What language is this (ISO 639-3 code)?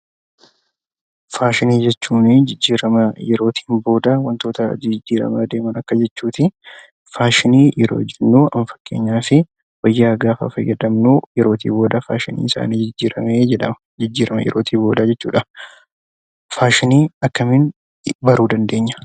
orm